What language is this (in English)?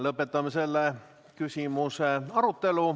Estonian